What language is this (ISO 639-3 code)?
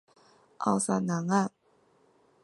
zho